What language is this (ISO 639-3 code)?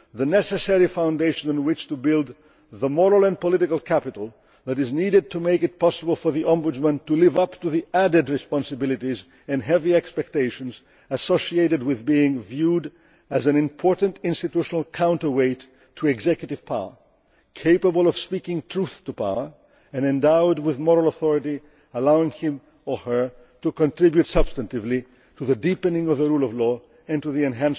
eng